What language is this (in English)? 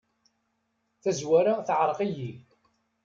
Kabyle